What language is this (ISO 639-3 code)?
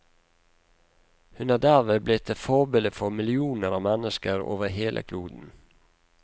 nor